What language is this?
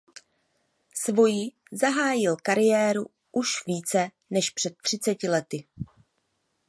Czech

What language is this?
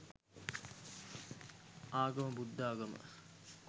Sinhala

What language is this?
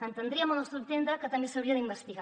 Catalan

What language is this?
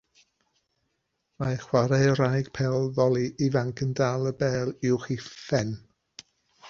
Welsh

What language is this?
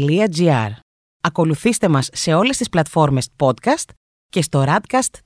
Greek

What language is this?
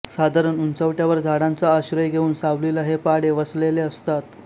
Marathi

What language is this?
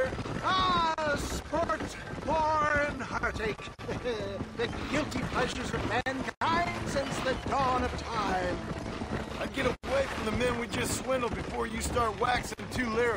Polish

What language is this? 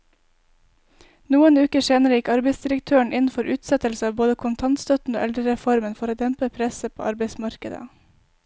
Norwegian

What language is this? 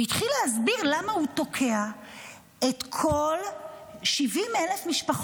Hebrew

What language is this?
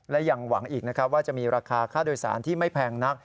Thai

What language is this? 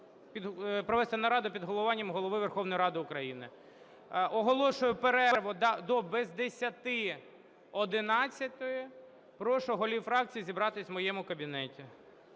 Ukrainian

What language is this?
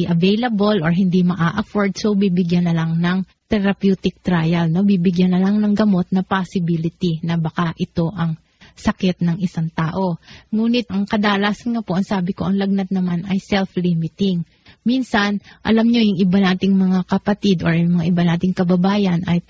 Filipino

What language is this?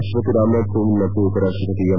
Kannada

